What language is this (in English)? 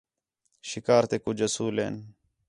Khetrani